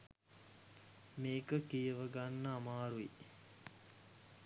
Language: Sinhala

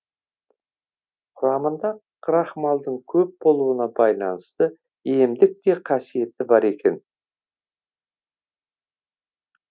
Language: Kazakh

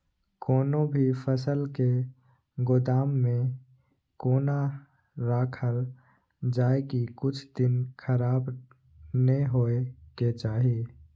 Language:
Maithili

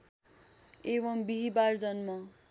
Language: Nepali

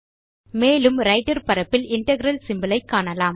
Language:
Tamil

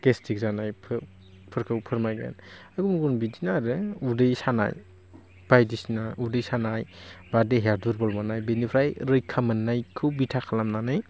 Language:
Bodo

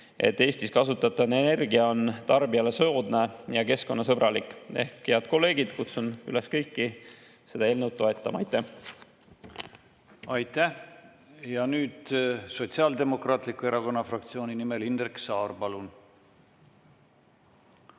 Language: Estonian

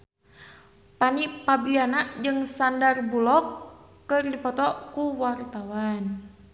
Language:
Sundanese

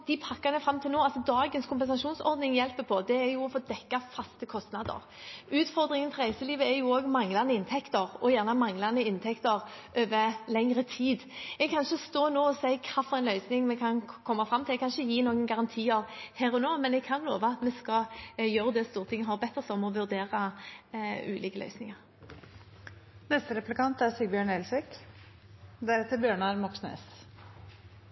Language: Norwegian Bokmål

